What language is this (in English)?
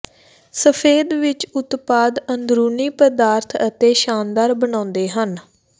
Punjabi